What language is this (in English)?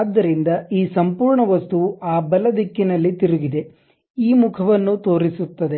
Kannada